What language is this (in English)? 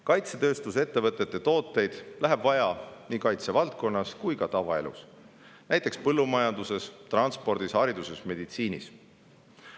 Estonian